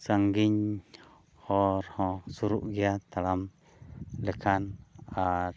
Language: Santali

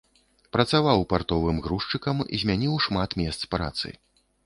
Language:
Belarusian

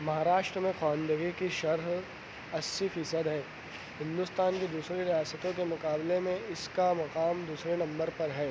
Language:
Urdu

